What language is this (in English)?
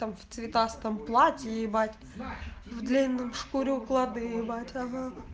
Russian